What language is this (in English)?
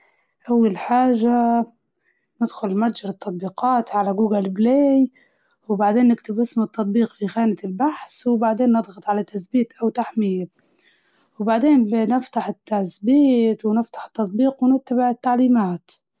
Libyan Arabic